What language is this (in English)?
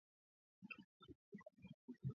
Swahili